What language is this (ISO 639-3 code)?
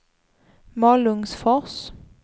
swe